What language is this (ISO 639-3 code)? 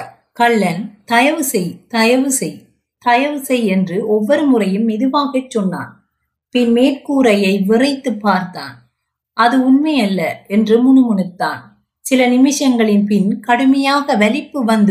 tam